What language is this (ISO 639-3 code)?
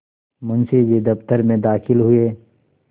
hin